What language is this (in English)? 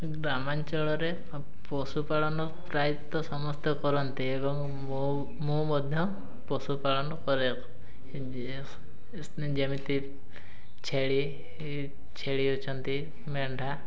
Odia